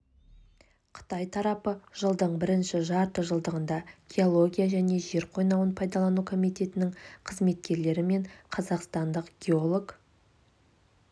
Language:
Kazakh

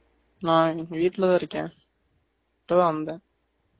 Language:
Tamil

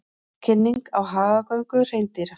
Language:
Icelandic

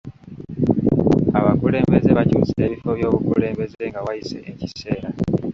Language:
Ganda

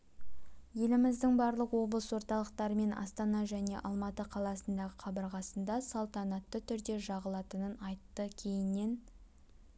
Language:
Kazakh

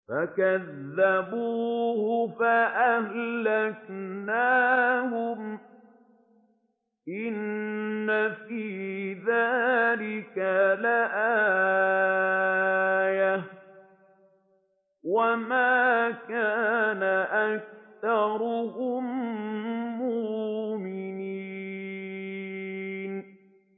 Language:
Arabic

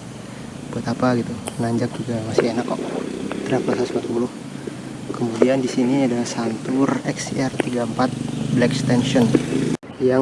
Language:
Indonesian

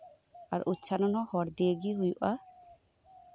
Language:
Santali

